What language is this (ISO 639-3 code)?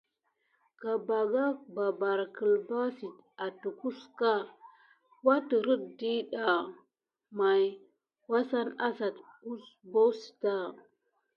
gid